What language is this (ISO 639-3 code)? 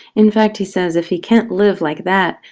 eng